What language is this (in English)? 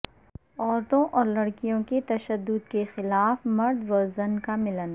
Urdu